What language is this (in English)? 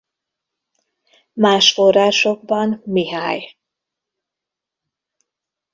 Hungarian